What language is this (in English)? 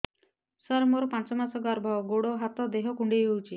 Odia